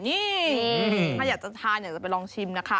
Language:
Thai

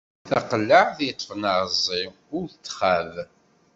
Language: Kabyle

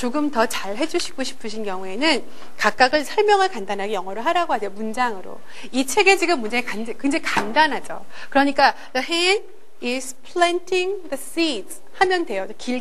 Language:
Korean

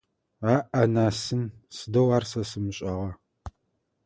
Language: Adyghe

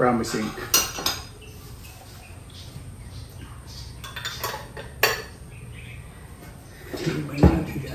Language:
Filipino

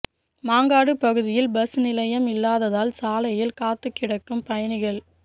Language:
Tamil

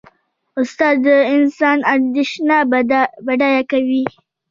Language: Pashto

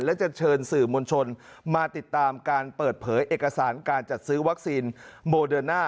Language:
Thai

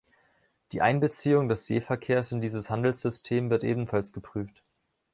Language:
German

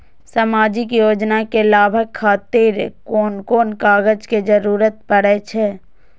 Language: Maithili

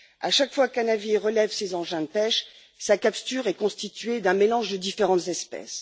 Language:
French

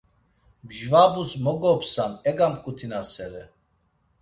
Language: Laz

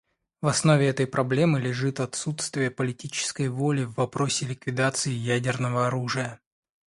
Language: Russian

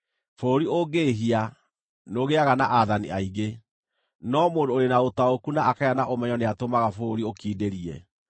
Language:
Kikuyu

